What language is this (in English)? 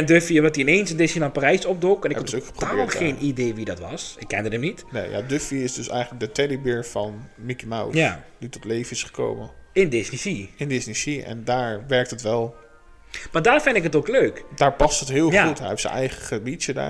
Dutch